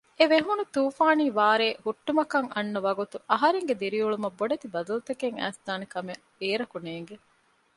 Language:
Divehi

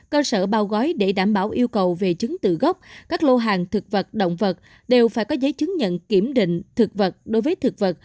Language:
Vietnamese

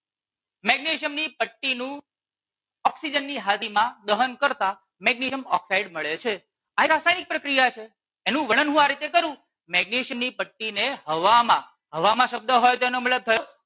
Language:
Gujarati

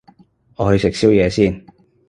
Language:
Cantonese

